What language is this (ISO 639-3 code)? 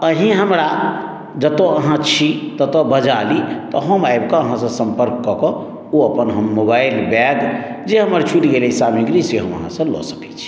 mai